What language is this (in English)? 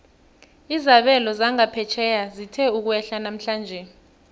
South Ndebele